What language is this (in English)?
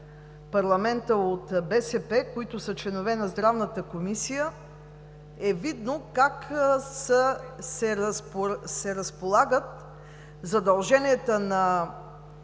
Bulgarian